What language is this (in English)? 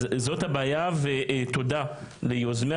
Hebrew